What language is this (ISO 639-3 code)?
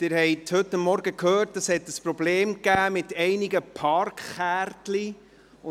gsw